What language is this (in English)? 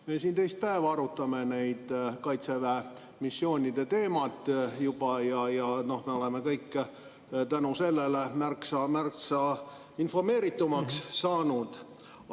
Estonian